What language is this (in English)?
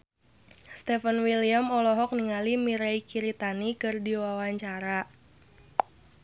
Sundanese